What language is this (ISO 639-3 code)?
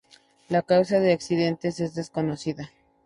spa